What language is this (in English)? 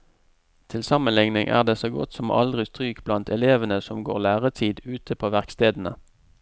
Norwegian